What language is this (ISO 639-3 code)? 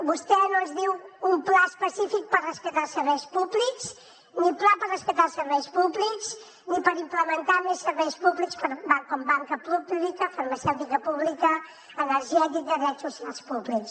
cat